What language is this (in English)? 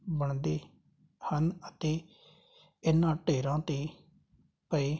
Punjabi